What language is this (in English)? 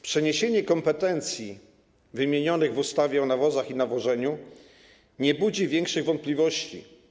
Polish